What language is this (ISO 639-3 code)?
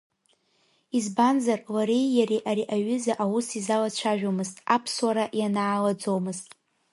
abk